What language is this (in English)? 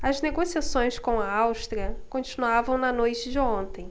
Portuguese